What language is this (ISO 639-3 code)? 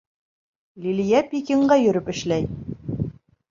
bak